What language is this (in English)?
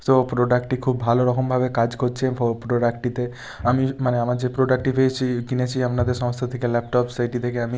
Bangla